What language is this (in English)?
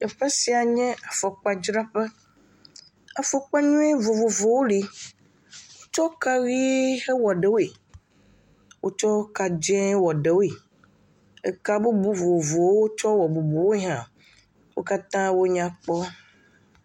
Ewe